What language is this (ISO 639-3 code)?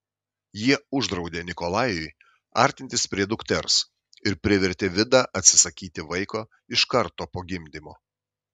lit